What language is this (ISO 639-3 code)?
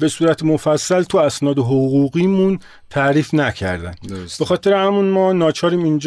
fas